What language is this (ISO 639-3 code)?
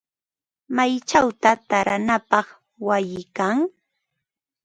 qva